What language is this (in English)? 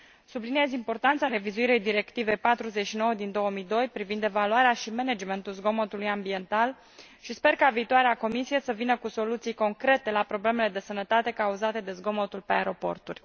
Romanian